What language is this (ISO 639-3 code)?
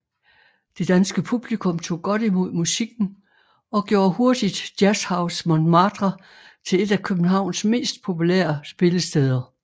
dan